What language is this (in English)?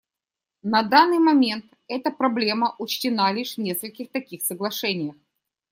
Russian